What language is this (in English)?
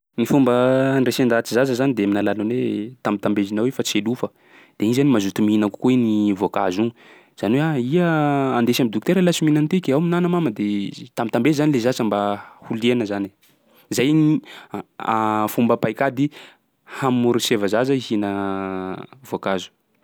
Sakalava Malagasy